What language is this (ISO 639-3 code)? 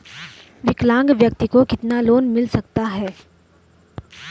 hin